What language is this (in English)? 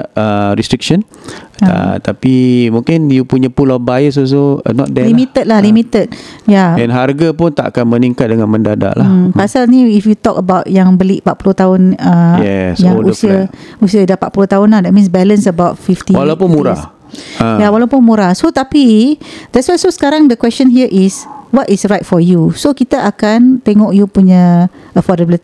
Malay